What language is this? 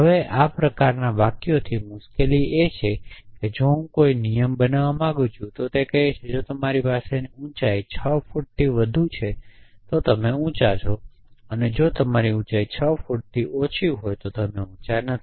Gujarati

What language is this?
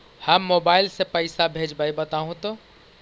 Magahi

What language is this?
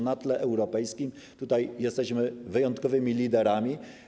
Polish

